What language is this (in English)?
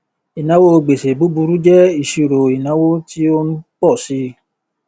Yoruba